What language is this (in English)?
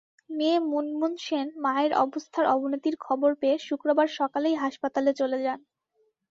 Bangla